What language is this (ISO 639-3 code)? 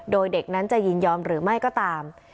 tha